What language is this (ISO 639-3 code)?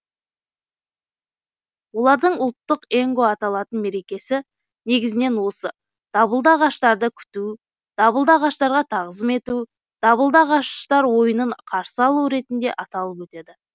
kaz